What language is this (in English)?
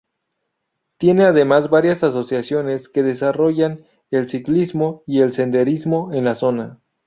Spanish